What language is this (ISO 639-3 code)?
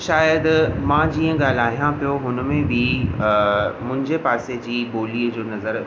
snd